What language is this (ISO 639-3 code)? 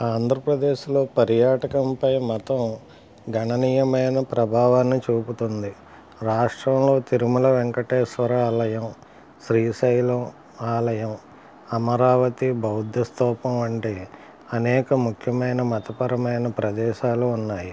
tel